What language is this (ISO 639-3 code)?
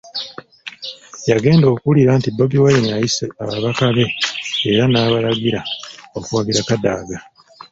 lug